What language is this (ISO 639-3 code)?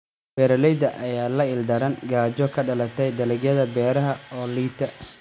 som